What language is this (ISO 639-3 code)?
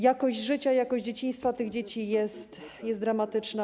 pol